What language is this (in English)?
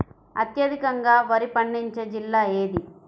Telugu